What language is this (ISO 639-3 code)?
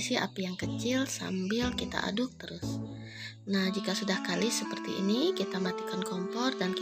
ind